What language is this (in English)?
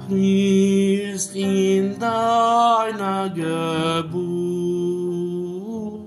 Romanian